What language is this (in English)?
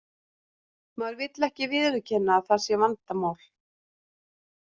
Icelandic